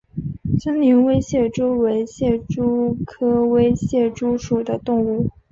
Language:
Chinese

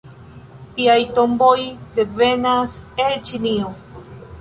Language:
Esperanto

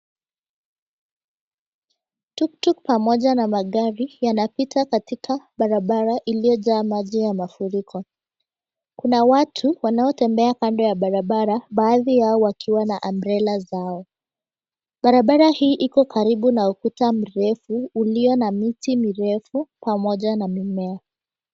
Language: Swahili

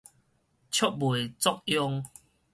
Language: Min Nan Chinese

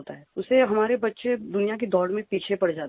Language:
Hindi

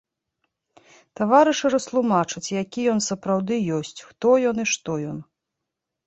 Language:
Belarusian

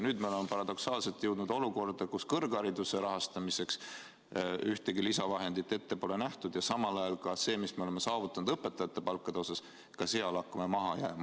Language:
Estonian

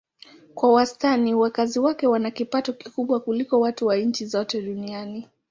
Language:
Swahili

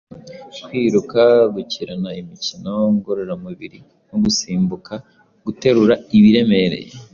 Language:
Kinyarwanda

